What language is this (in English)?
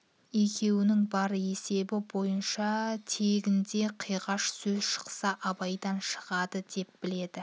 Kazakh